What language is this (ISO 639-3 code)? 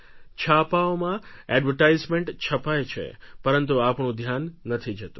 guj